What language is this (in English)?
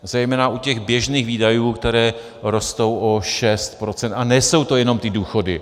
Czech